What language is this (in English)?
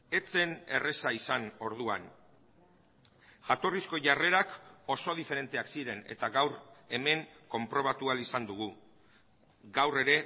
Basque